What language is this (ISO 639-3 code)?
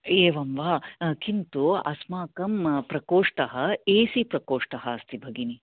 san